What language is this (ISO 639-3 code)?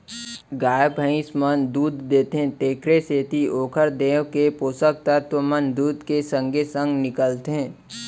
hne